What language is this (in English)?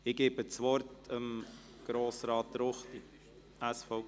Swiss German